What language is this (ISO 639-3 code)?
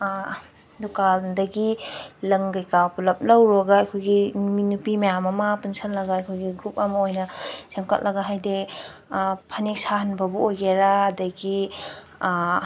mni